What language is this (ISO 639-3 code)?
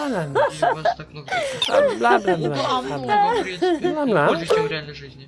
rus